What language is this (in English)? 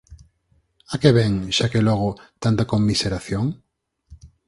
Galician